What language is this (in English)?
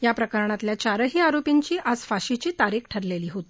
Marathi